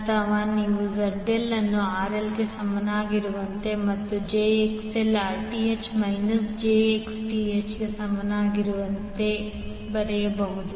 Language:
Kannada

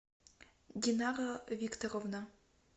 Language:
Russian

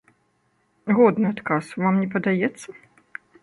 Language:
Belarusian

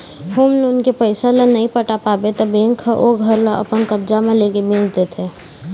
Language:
Chhattisgarhi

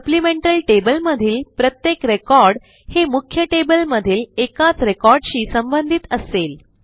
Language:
Marathi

